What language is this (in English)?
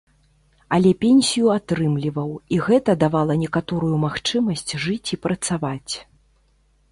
Belarusian